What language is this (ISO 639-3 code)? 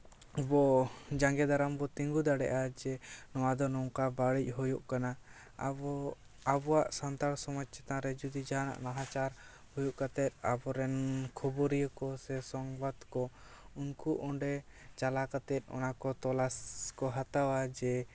sat